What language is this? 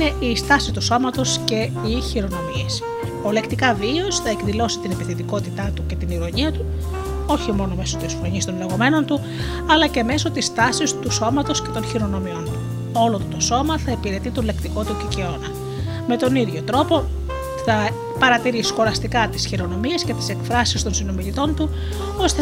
Greek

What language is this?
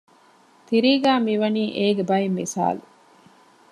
Divehi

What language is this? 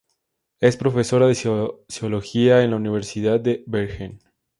Spanish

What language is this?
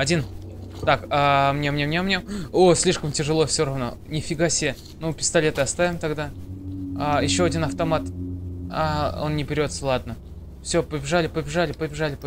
Russian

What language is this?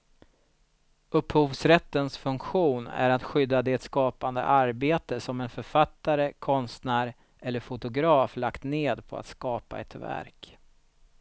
Swedish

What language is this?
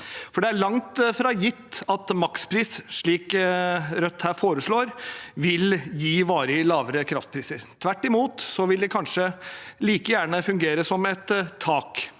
Norwegian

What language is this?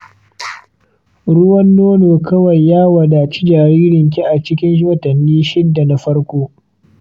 Hausa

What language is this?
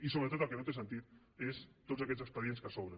Catalan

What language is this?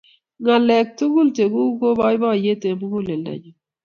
Kalenjin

